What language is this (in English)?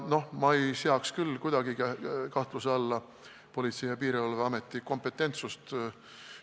Estonian